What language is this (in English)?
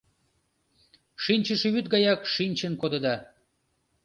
Mari